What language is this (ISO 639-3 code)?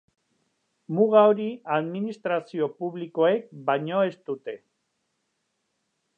eus